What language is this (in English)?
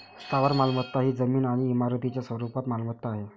Marathi